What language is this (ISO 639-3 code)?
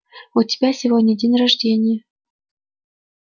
rus